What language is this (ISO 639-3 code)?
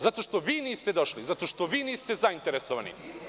srp